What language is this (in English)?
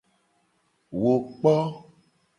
Gen